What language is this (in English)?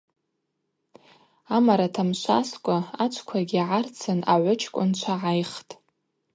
Abaza